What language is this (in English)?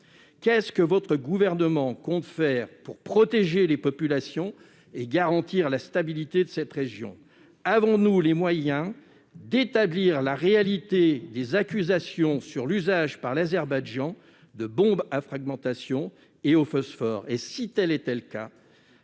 French